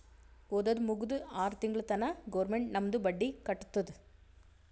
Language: Kannada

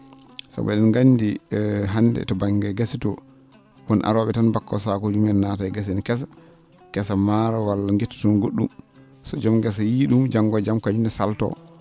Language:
Fula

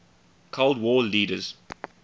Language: English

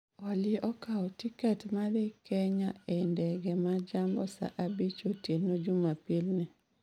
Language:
Luo (Kenya and Tanzania)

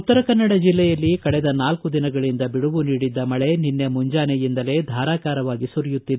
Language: Kannada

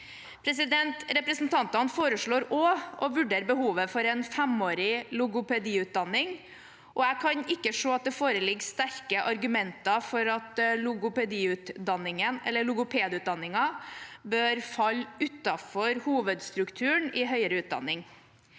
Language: Norwegian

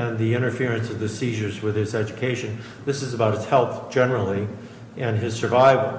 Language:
English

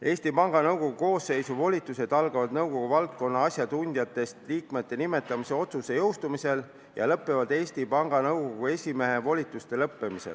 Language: Estonian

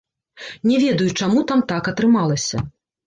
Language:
Belarusian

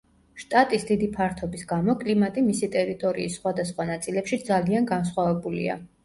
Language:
Georgian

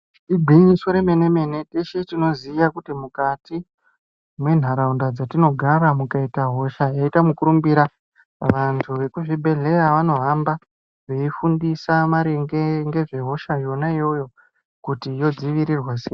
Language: Ndau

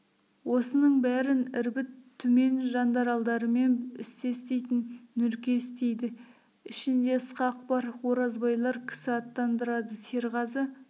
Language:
Kazakh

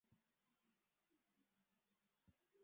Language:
Swahili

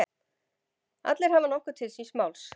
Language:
Icelandic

